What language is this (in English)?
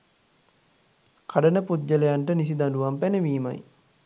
Sinhala